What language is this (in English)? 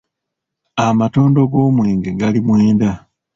Ganda